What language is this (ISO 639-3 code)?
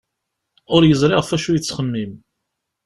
kab